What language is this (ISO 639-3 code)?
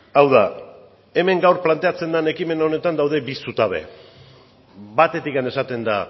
eus